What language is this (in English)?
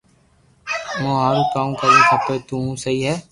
Loarki